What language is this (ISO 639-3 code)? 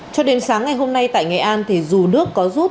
vie